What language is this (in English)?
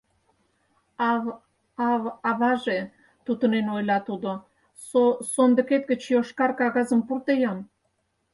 Mari